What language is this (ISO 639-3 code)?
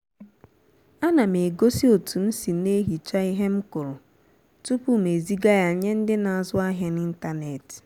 ibo